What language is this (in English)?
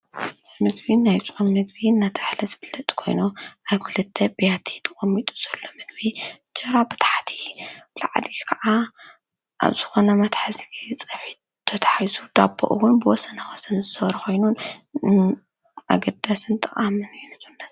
Tigrinya